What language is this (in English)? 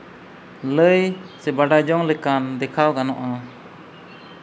Santali